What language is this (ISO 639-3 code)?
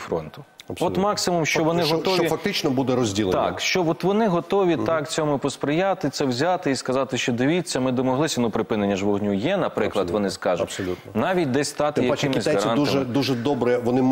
ukr